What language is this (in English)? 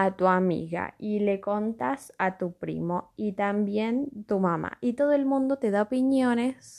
Spanish